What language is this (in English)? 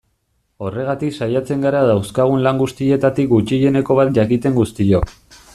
Basque